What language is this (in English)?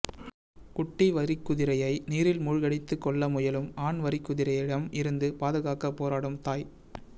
Tamil